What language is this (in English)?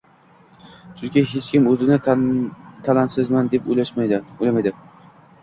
Uzbek